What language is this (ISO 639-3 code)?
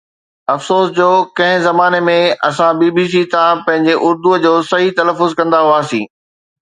snd